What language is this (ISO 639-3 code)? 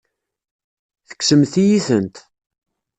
kab